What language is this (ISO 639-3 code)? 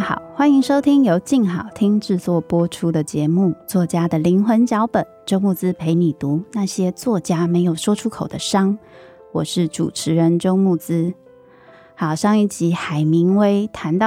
zho